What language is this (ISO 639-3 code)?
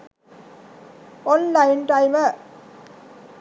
sin